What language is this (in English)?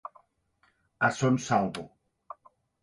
Catalan